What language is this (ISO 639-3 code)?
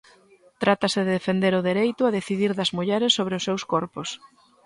glg